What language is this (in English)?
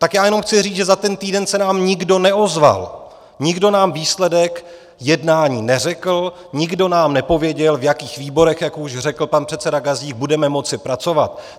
Czech